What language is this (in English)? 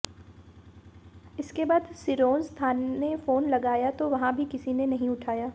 Hindi